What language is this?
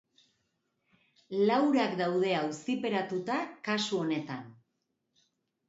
Basque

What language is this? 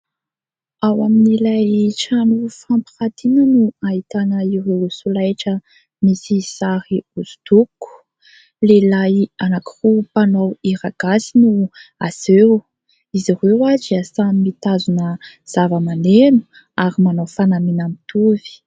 Malagasy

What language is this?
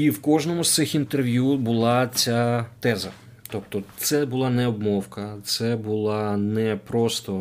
Ukrainian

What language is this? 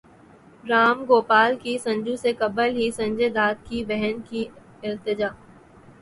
Urdu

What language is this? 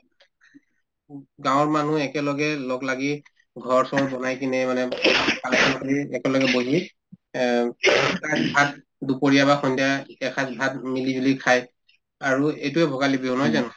Assamese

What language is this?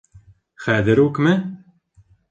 Bashkir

